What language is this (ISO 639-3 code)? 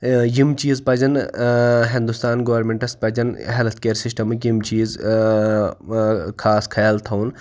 kas